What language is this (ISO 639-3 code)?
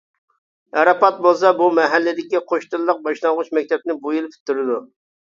uig